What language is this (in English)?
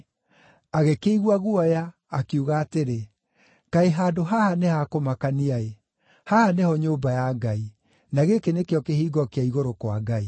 Kikuyu